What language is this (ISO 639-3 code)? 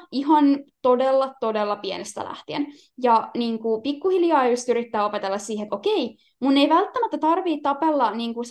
fin